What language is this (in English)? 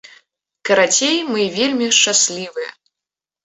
Belarusian